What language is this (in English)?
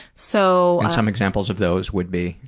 English